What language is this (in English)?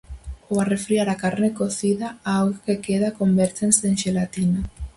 Galician